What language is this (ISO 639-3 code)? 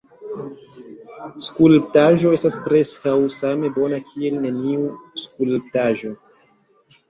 epo